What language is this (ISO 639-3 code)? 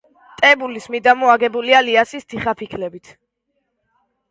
kat